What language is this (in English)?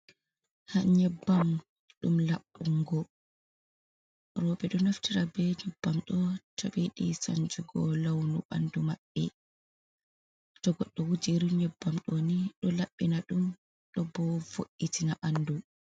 Fula